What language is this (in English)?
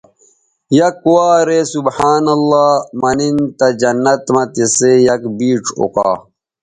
Bateri